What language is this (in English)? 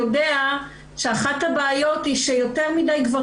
Hebrew